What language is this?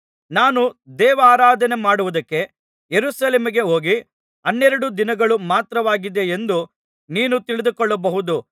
Kannada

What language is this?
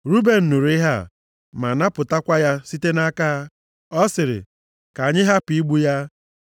Igbo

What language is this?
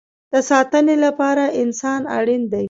Pashto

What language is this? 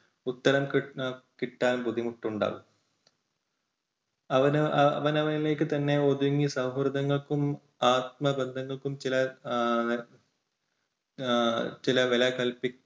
Malayalam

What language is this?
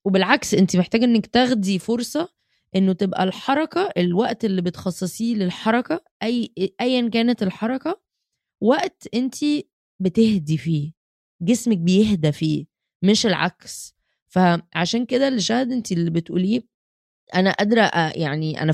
Arabic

